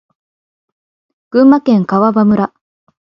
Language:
Japanese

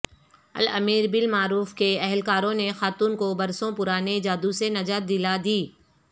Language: Urdu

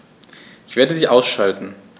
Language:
German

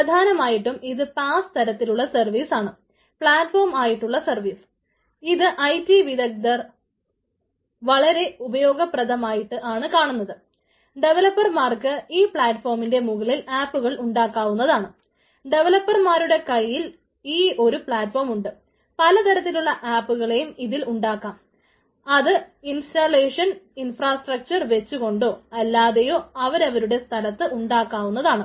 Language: Malayalam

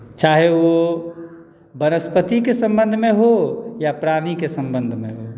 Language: Maithili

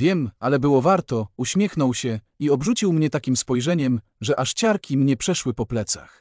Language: Polish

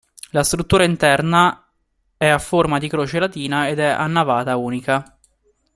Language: Italian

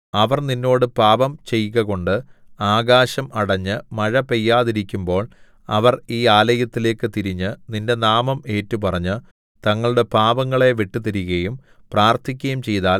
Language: Malayalam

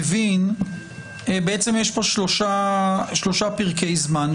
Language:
Hebrew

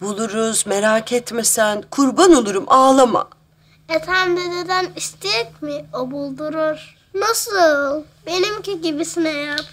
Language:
Turkish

